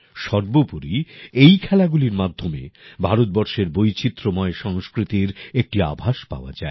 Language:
Bangla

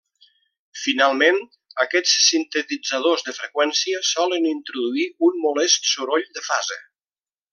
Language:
Catalan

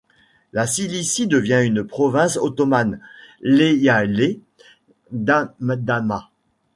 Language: French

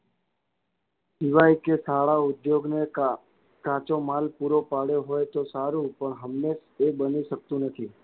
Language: Gujarati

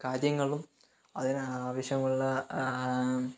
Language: Malayalam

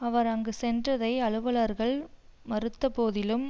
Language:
Tamil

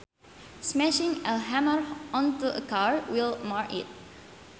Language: Sundanese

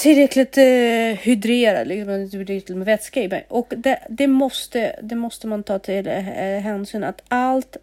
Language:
Swedish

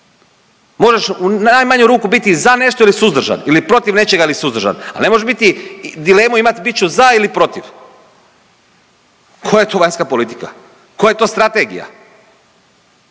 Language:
Croatian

